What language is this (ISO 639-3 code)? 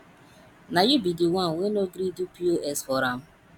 pcm